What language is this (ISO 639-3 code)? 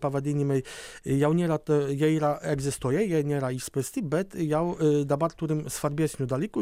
lit